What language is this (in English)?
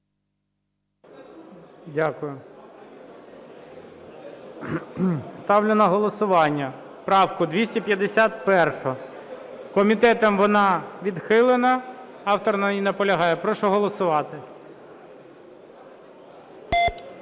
Ukrainian